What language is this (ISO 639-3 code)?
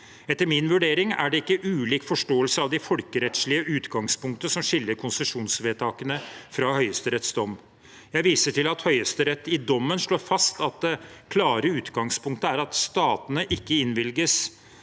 nor